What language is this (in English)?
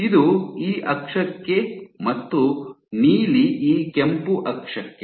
Kannada